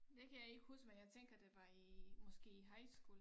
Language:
Danish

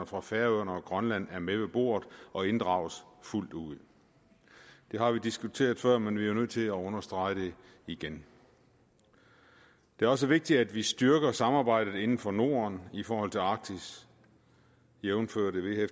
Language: Danish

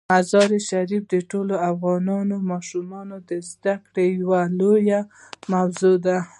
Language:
Pashto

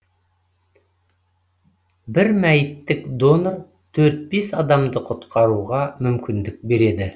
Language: Kazakh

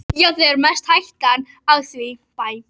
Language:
Icelandic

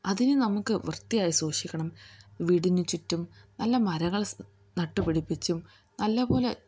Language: Malayalam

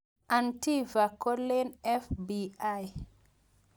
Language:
Kalenjin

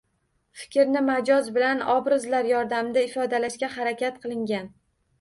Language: Uzbek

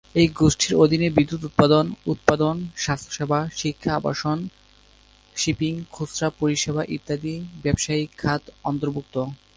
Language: Bangla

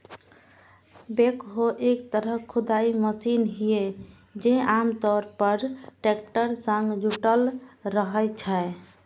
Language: Maithili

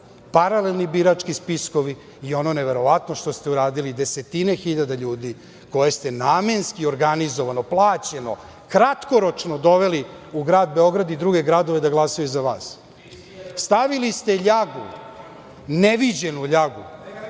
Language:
Serbian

